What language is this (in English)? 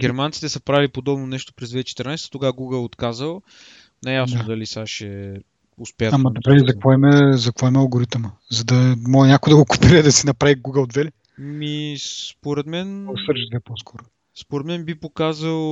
Bulgarian